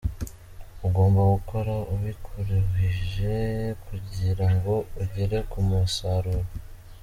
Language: Kinyarwanda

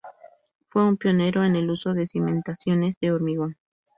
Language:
Spanish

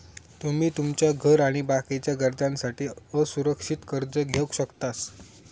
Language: Marathi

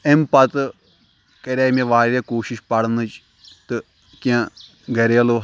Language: Kashmiri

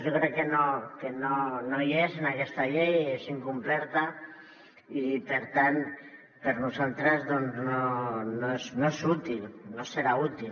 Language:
Catalan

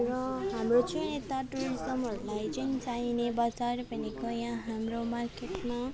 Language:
Nepali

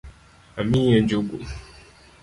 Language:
Luo (Kenya and Tanzania)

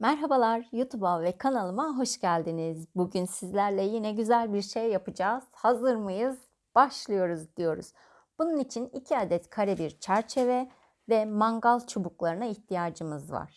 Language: Turkish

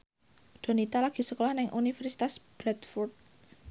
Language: Javanese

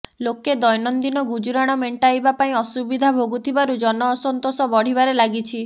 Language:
Odia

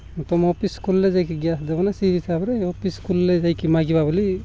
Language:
Odia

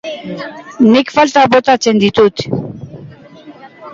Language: Basque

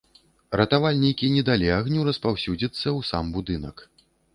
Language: Belarusian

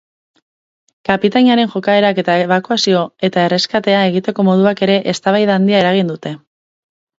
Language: Basque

